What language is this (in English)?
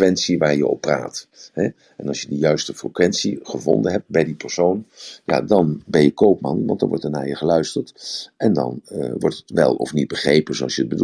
Dutch